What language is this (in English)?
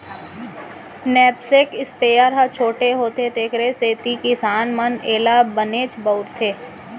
Chhattisgarhi